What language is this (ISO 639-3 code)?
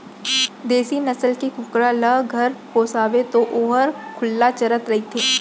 hne